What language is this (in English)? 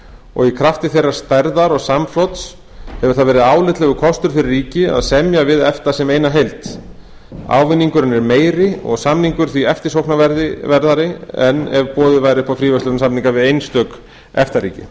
Icelandic